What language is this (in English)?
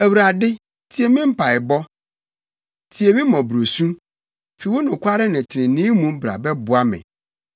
Akan